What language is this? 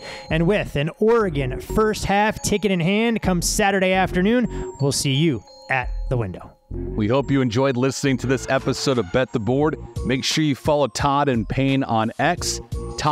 English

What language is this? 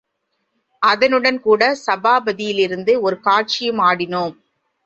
Tamil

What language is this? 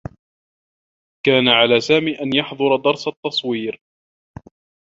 Arabic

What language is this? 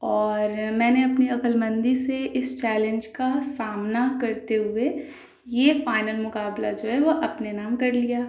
Urdu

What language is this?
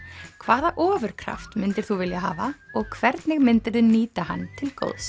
Icelandic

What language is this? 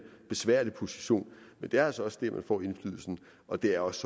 Danish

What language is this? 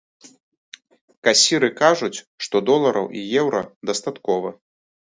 Belarusian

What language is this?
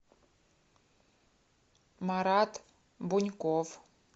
Russian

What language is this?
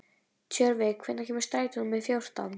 Icelandic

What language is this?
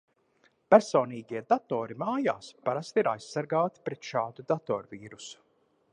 Latvian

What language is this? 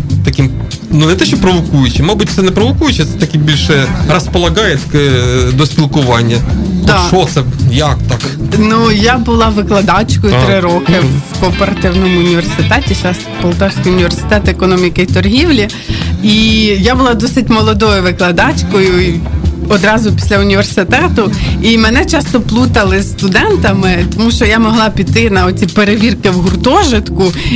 Ukrainian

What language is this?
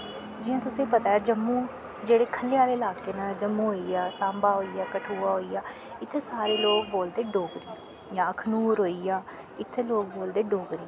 Dogri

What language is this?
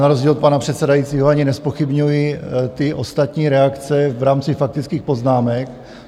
Czech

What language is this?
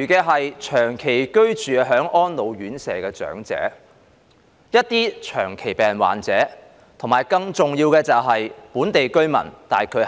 Cantonese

